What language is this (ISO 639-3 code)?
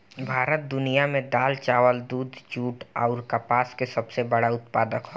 bho